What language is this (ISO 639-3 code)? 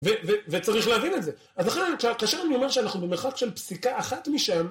heb